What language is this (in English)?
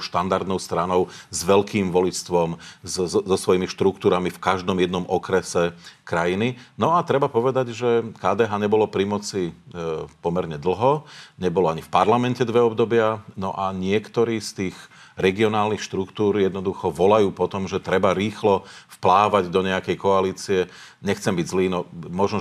Slovak